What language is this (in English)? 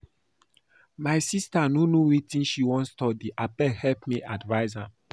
Nigerian Pidgin